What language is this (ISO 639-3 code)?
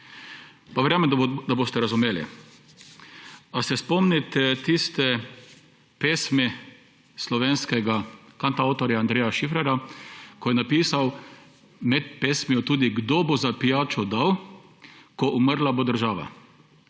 slv